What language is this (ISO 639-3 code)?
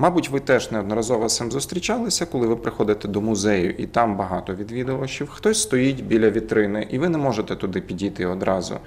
ukr